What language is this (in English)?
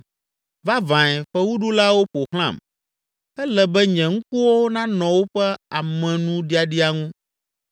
Ewe